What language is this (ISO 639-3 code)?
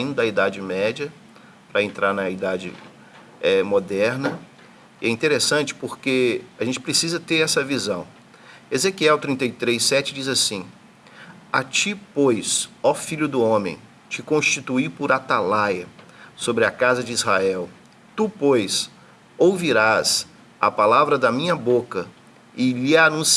por